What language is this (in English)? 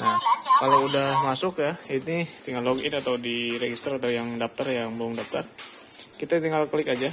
Indonesian